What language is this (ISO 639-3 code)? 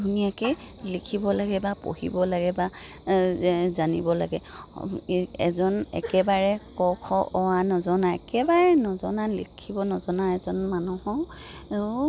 asm